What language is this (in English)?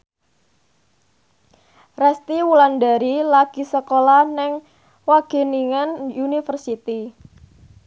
Javanese